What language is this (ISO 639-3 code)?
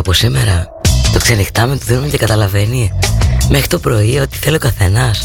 ell